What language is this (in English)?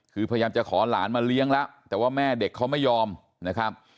Thai